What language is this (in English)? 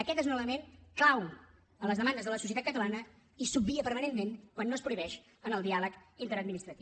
Catalan